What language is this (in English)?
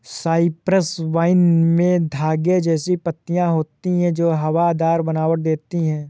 Hindi